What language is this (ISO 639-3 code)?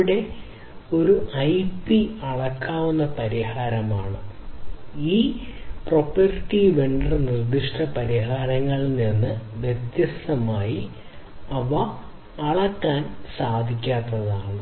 mal